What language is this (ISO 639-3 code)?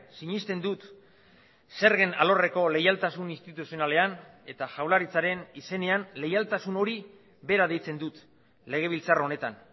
eus